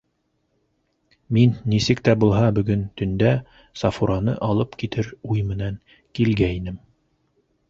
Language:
Bashkir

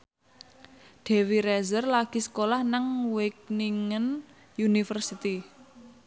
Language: Javanese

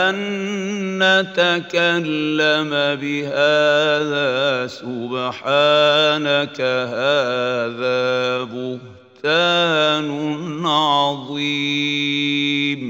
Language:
Arabic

